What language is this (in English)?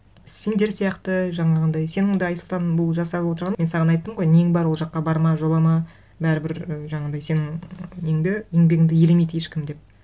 Kazakh